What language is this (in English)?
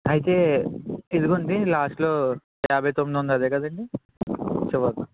Telugu